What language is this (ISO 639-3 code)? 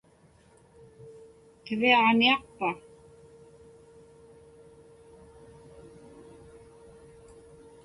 ipk